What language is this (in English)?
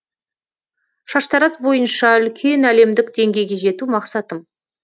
Kazakh